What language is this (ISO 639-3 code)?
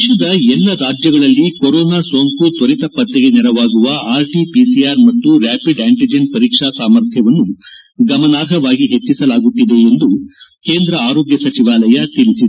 kan